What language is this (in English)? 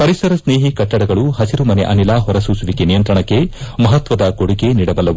Kannada